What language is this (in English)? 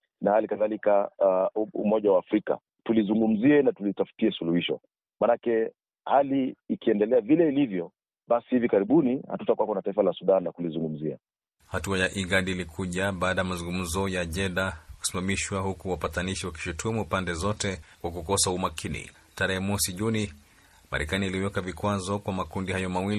Swahili